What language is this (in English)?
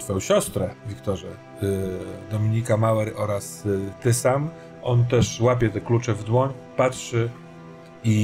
Polish